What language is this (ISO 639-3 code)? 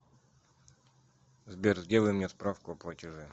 rus